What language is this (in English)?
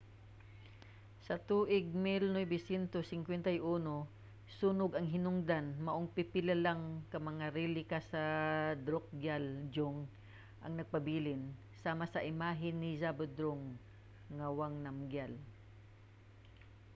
Cebuano